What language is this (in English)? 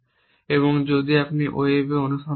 Bangla